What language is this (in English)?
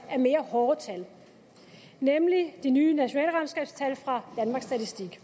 Danish